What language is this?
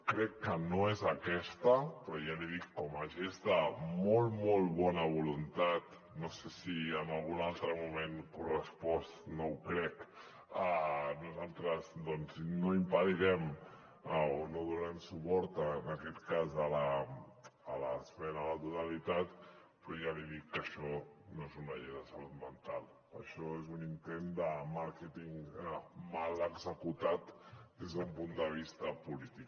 Catalan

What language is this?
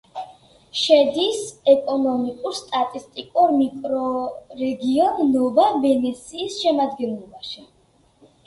Georgian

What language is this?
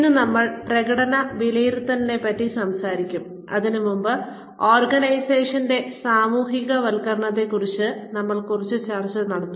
Malayalam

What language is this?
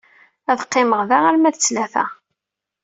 Kabyle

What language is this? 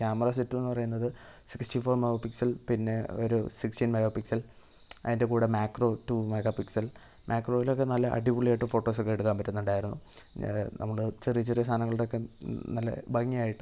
Malayalam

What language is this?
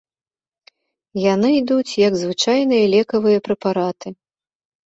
Belarusian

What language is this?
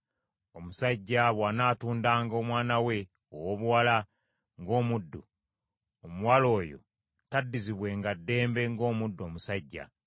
Ganda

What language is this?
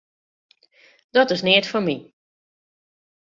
Western Frisian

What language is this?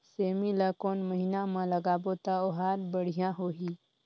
Chhattisgarhi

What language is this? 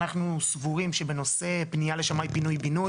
Hebrew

